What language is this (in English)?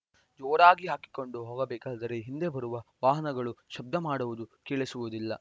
Kannada